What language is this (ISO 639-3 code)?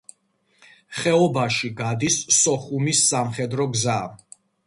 kat